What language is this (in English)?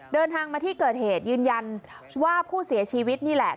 Thai